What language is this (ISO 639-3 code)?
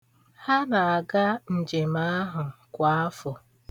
ibo